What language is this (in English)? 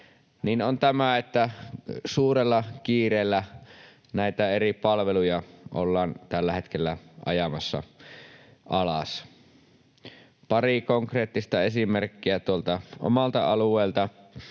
Finnish